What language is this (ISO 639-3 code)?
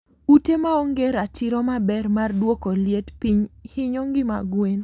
luo